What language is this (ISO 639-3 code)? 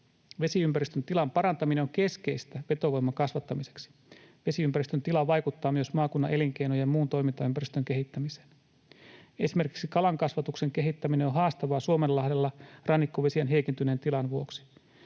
fin